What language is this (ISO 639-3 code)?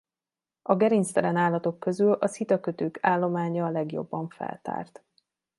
hun